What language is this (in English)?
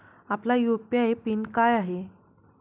Marathi